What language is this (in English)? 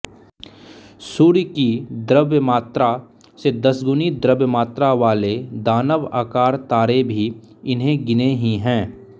Hindi